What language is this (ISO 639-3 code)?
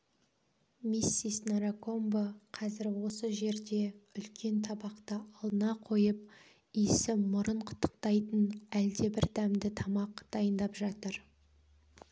kaz